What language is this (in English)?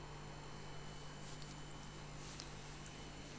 Chhattisgarhi